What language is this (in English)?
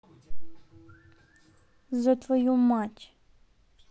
Russian